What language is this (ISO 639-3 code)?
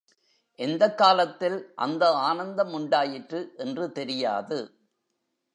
tam